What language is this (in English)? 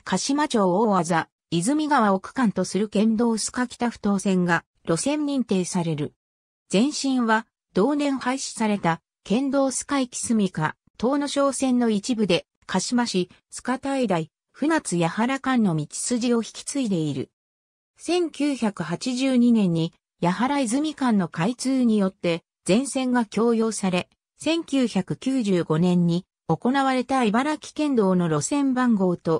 Japanese